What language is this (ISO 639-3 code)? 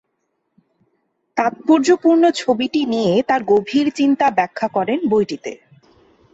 ben